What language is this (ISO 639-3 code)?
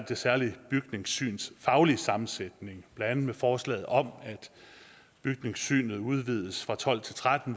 dan